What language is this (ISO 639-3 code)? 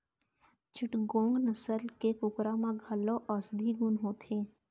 hne